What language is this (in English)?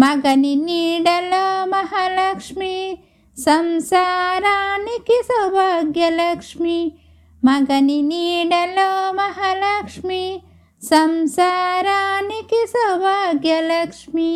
Telugu